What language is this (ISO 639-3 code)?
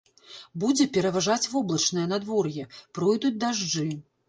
bel